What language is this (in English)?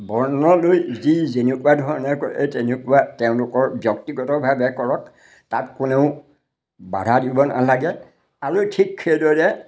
Assamese